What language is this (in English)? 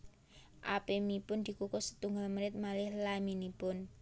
Javanese